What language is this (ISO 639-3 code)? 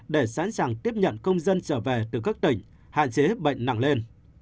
vie